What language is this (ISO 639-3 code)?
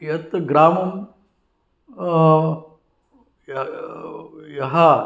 san